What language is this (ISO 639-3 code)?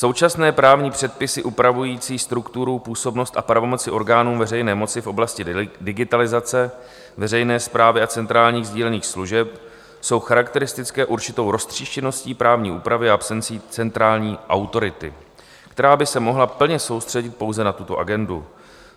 ces